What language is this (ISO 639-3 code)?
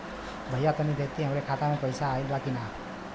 bho